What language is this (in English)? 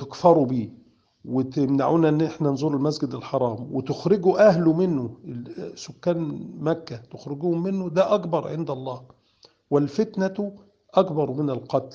Arabic